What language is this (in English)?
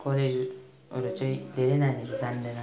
Nepali